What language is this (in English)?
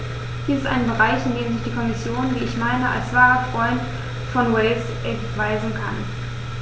German